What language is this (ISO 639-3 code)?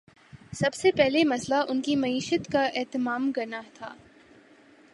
urd